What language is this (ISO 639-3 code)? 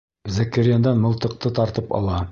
bak